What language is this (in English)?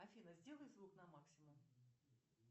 Russian